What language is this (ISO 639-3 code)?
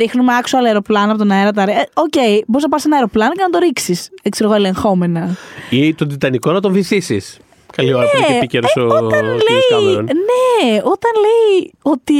ell